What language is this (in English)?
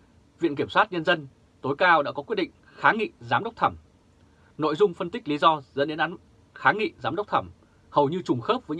Vietnamese